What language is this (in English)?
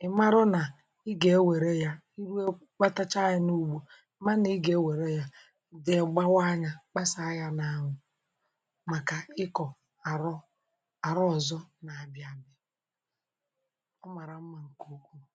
Igbo